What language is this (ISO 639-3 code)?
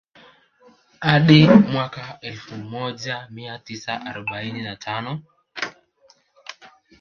swa